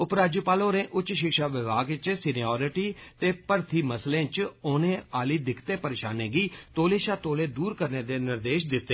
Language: Dogri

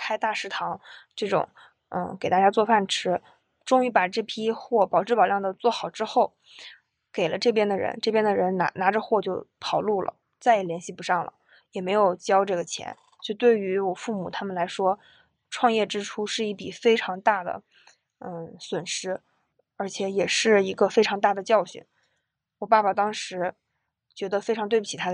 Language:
Chinese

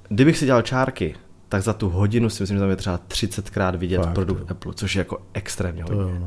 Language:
Czech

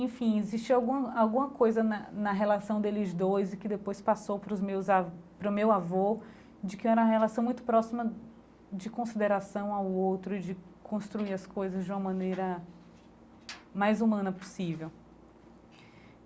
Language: Portuguese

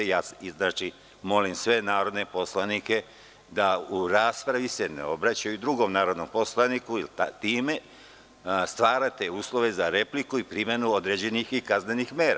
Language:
Serbian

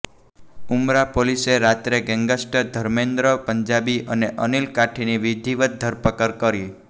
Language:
Gujarati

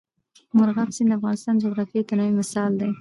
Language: Pashto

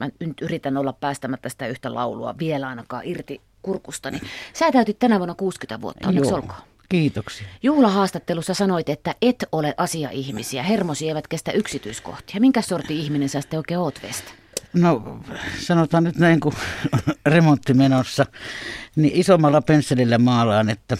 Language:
Finnish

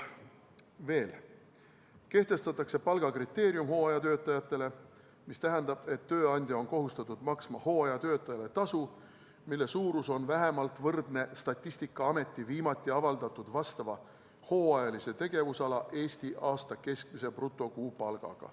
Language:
Estonian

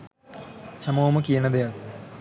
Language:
Sinhala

